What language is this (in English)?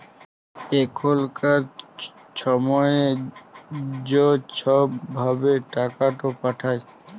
Bangla